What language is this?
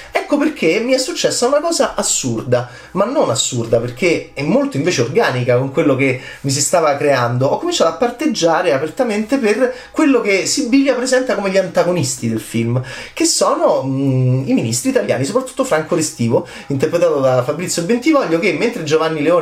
Italian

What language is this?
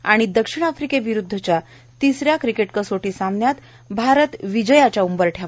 Marathi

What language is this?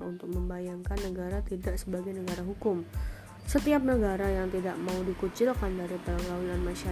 Indonesian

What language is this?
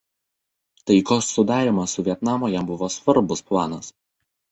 Lithuanian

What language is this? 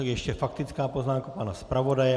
Czech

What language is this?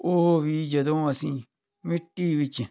Punjabi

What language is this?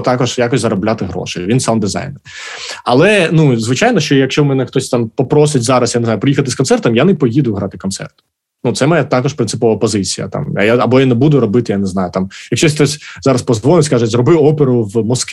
Ukrainian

